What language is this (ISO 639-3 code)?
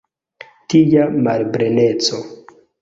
epo